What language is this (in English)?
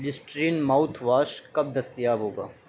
Urdu